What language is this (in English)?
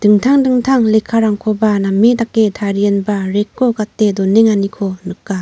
Garo